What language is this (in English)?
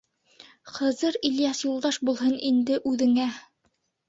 Bashkir